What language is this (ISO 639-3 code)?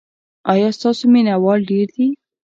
pus